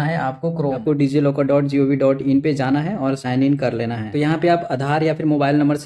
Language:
Hindi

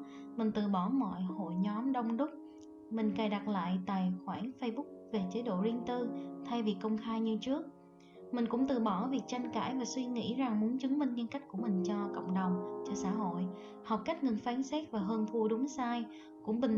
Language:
Vietnamese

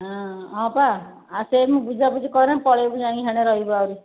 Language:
Odia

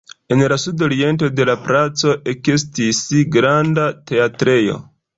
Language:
Esperanto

